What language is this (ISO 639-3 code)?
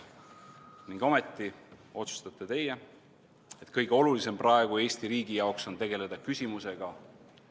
est